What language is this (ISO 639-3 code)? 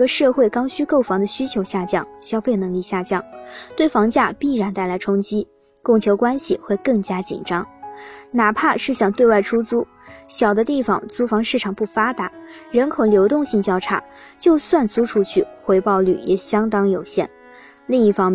zho